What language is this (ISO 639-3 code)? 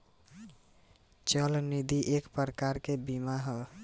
bho